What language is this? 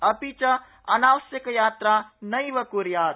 Sanskrit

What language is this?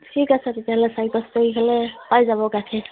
Assamese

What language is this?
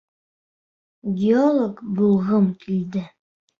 Bashkir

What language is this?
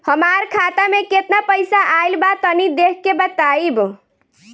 Bhojpuri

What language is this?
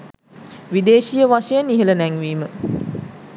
Sinhala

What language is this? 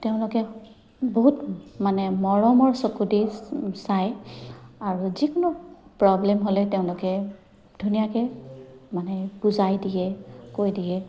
Assamese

